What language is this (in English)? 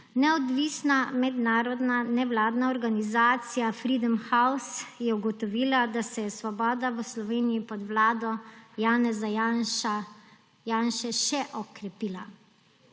Slovenian